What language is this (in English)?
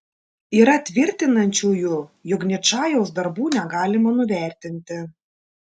Lithuanian